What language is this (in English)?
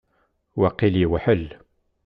Kabyle